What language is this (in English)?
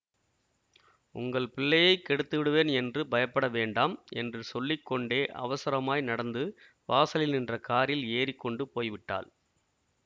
Tamil